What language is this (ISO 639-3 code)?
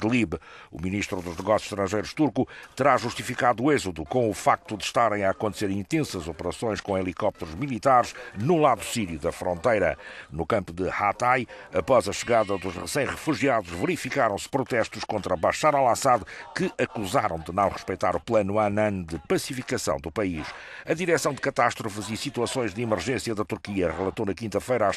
por